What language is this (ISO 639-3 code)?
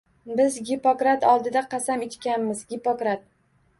uzb